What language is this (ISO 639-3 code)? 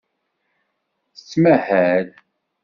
kab